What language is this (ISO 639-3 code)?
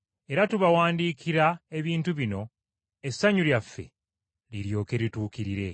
lug